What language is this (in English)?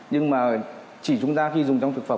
Vietnamese